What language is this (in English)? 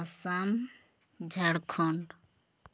Santali